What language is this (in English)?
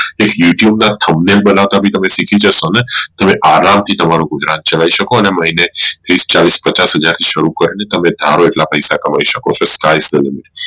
Gujarati